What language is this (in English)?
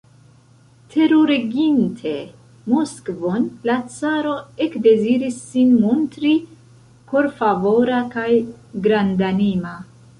Esperanto